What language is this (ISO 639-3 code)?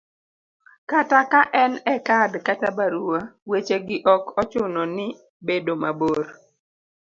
luo